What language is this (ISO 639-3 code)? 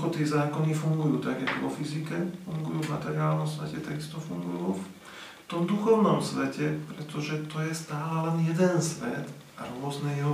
slk